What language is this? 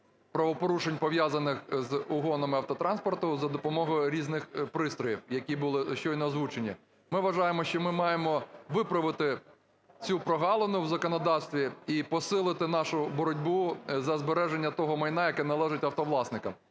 Ukrainian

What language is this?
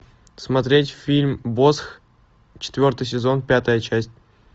Russian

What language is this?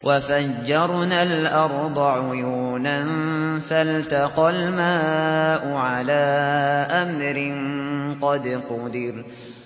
Arabic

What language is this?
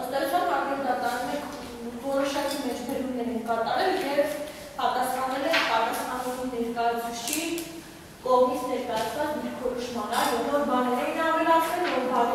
Turkish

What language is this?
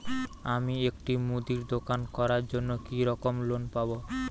Bangla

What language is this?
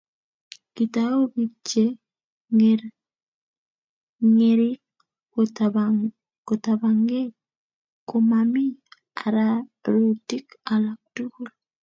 Kalenjin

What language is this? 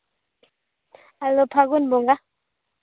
Santali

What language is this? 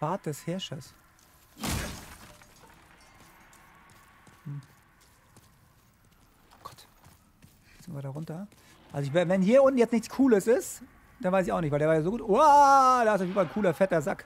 German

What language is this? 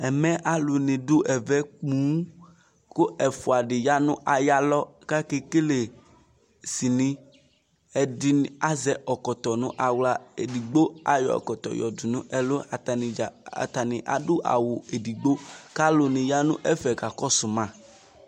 Ikposo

